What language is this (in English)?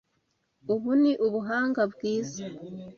Kinyarwanda